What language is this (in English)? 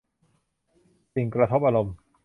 Thai